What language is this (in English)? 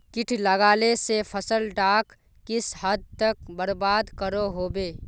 Magahi